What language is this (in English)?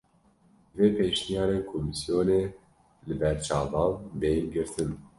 Kurdish